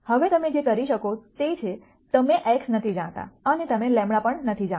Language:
Gujarati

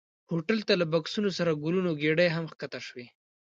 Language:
Pashto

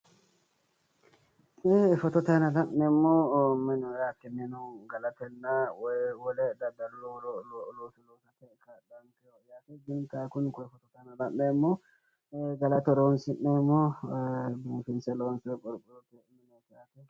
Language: Sidamo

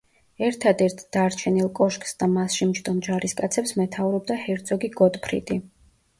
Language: Georgian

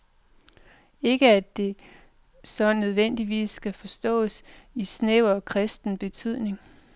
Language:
Danish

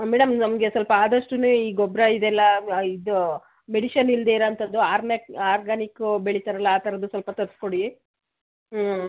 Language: Kannada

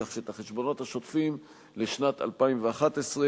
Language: Hebrew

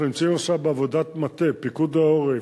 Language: Hebrew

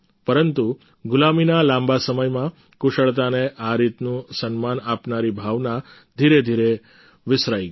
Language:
Gujarati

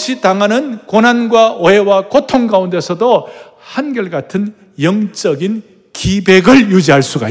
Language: Korean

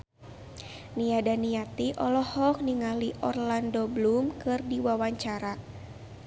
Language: Sundanese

